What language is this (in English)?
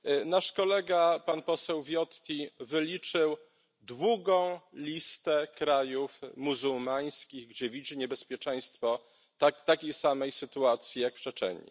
Polish